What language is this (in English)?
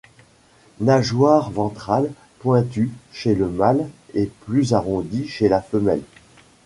French